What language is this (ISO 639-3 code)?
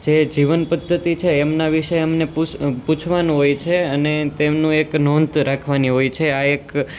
guj